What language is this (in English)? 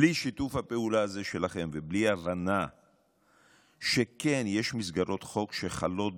Hebrew